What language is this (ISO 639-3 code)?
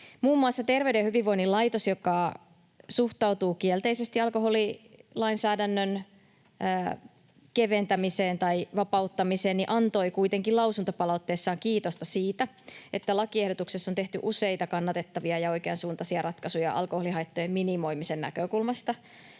fin